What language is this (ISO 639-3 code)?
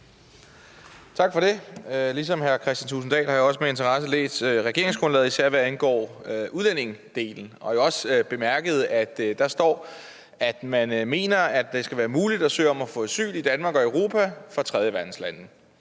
dan